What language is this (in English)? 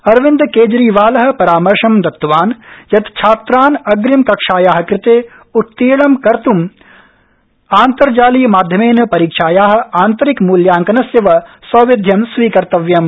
Sanskrit